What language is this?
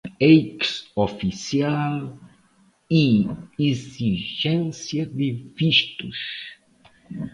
Portuguese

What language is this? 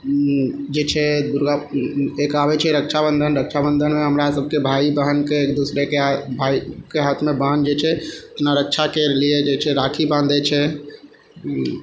Maithili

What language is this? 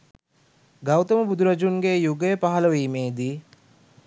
Sinhala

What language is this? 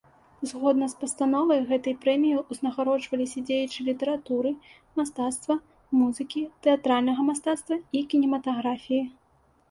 Belarusian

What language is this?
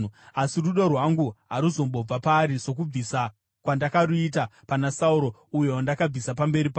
Shona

